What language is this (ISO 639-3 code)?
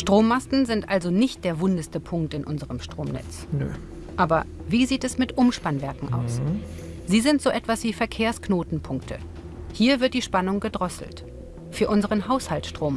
deu